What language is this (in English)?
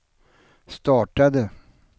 Swedish